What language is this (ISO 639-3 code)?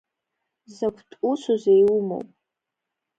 abk